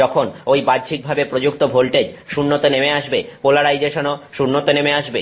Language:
Bangla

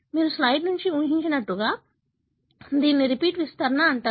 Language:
Telugu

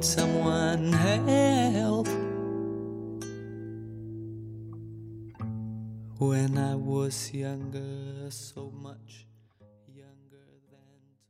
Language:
Korean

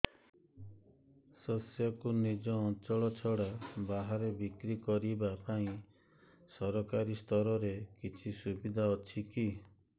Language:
Odia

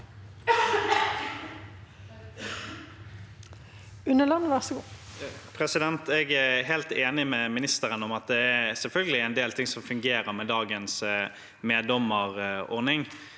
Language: Norwegian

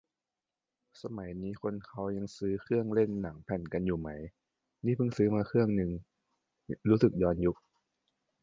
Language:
Thai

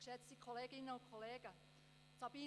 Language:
Swiss German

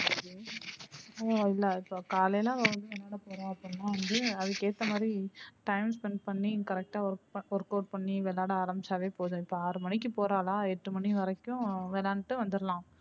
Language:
Tamil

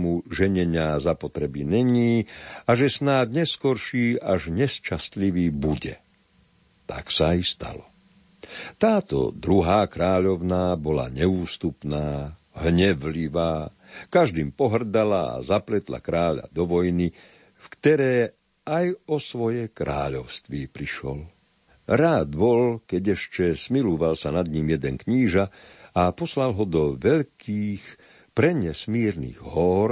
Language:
Slovak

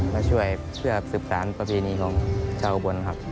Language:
Thai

